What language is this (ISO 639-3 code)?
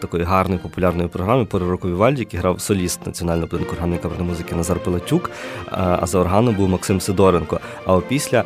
ukr